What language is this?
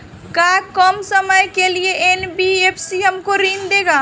Bhojpuri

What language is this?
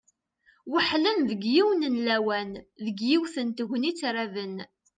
Kabyle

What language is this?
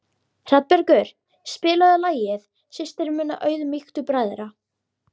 Icelandic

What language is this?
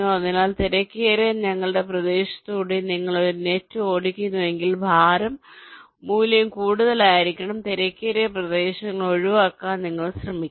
Malayalam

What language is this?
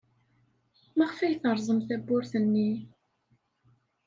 Kabyle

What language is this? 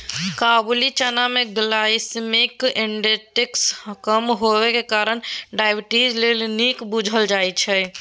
Maithili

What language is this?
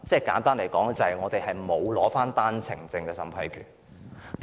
Cantonese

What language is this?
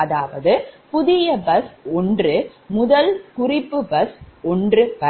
Tamil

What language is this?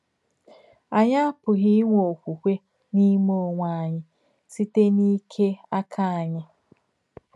Igbo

